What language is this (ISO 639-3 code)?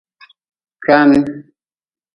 nmz